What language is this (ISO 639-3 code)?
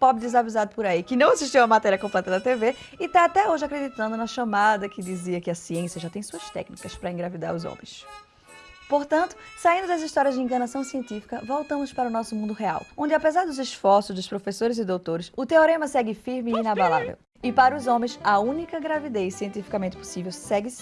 por